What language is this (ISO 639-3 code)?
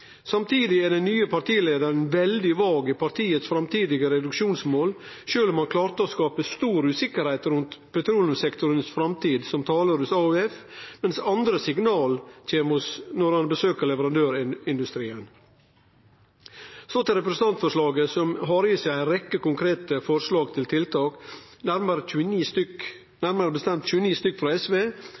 nno